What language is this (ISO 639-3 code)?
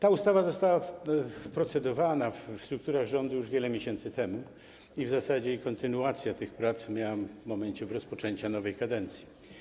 pol